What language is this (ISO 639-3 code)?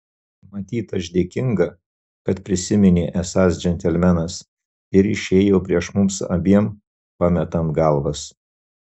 lit